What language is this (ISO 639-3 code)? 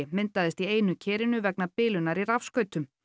isl